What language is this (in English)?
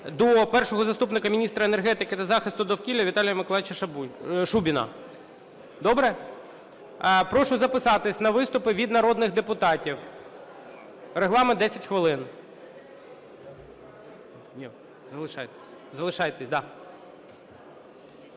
Ukrainian